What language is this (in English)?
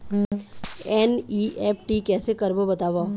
Chhattisgarhi